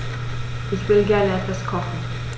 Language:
German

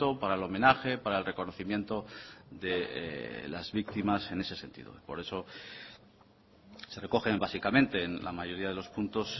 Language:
Spanish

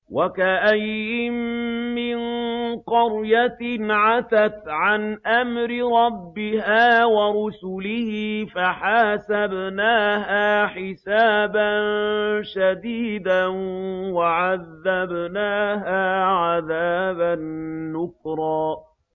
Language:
Arabic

